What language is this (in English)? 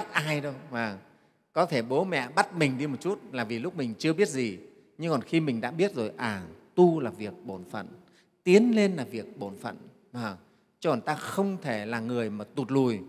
Vietnamese